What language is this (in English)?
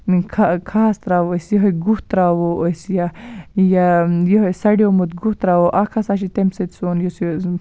Kashmiri